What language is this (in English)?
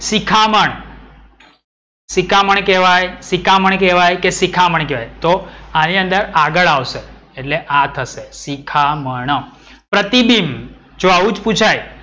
Gujarati